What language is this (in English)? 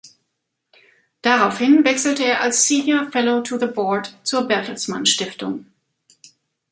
German